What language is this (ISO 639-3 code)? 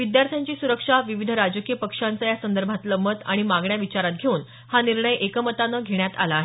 mar